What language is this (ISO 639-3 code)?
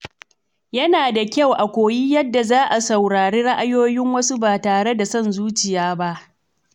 hau